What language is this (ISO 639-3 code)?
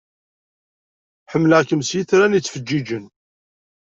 kab